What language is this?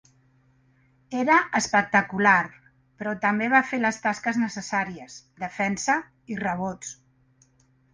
Catalan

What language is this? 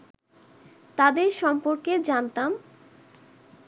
Bangla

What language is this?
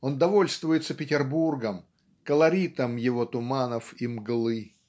Russian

